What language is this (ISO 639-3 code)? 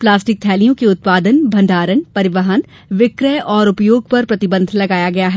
hin